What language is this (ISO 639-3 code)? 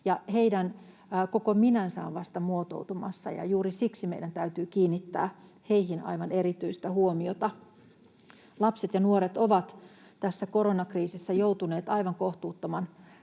fin